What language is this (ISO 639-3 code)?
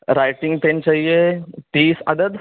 urd